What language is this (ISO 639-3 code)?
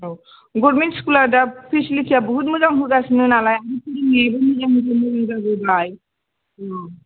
brx